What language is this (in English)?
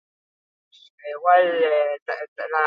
Basque